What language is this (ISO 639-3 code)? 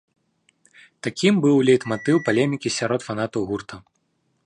bel